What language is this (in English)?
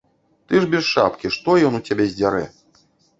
Belarusian